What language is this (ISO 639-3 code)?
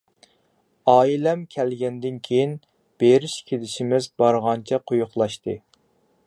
uig